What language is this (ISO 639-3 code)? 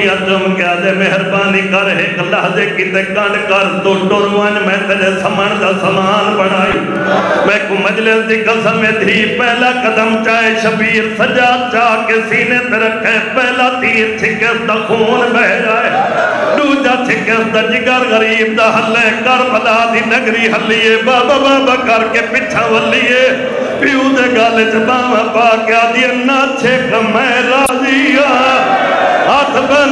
pan